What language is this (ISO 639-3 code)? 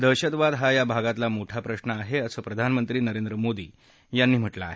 mar